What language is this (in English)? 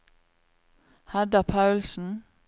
Norwegian